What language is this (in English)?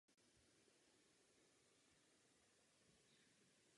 Czech